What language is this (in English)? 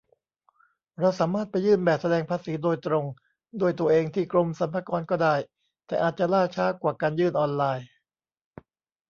Thai